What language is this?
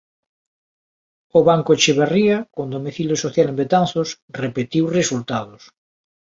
Galician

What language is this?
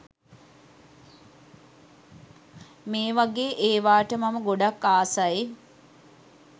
Sinhala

